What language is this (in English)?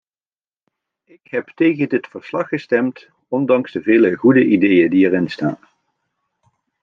Dutch